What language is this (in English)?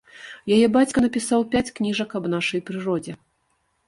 Belarusian